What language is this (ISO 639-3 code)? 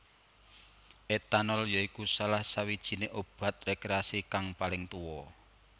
jav